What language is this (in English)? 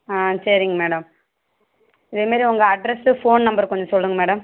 Tamil